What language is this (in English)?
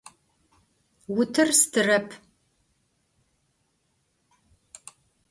Adyghe